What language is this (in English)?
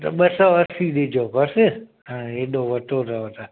Sindhi